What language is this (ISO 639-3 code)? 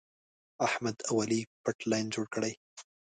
pus